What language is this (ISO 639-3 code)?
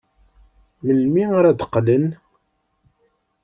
kab